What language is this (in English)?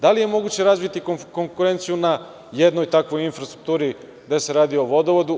Serbian